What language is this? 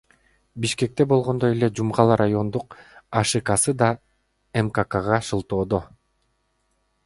Kyrgyz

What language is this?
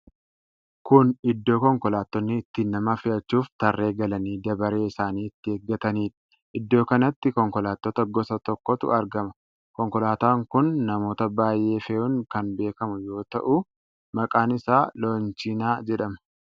Oromo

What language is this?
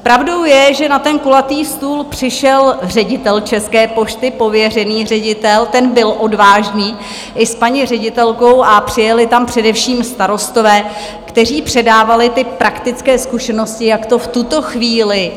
Czech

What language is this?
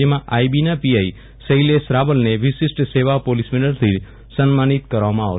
Gujarati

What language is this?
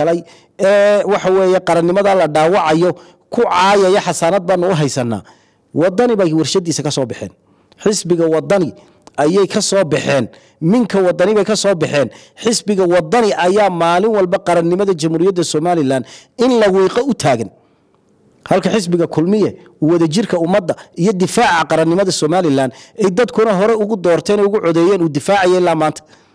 Arabic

